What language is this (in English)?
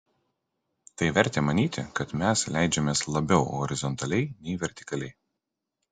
Lithuanian